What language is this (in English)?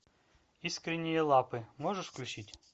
Russian